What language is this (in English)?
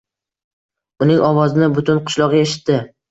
Uzbek